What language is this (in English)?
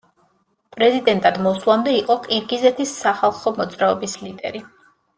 Georgian